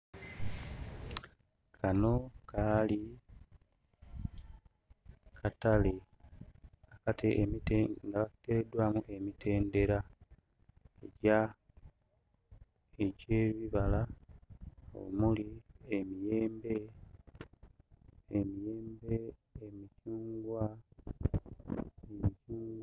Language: Ganda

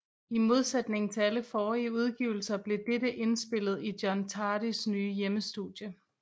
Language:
Danish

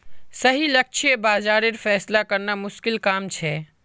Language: Magahi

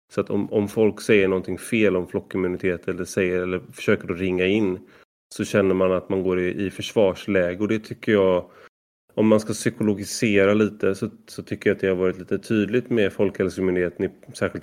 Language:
Swedish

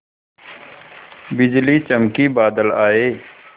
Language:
Hindi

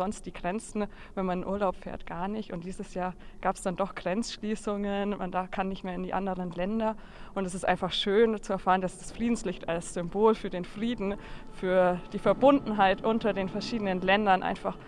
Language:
German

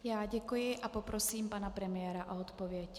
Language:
Czech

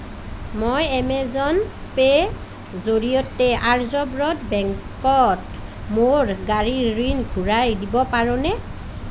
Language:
Assamese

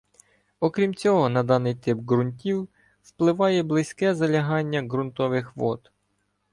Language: Ukrainian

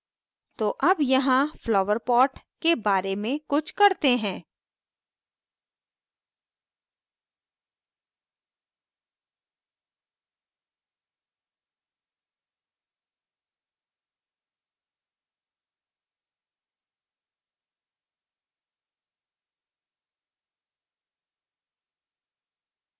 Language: Hindi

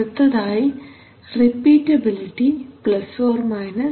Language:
Malayalam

